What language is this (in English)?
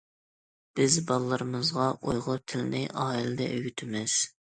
Uyghur